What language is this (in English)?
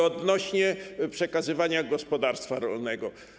Polish